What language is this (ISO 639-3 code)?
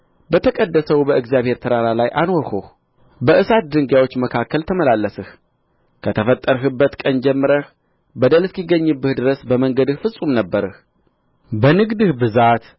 amh